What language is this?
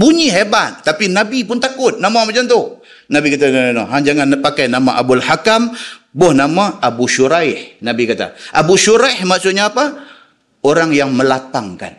Malay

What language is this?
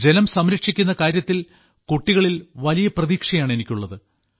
Malayalam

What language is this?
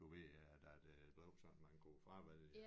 Danish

